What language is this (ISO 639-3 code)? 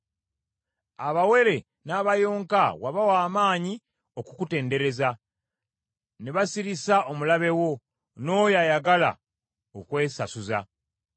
lug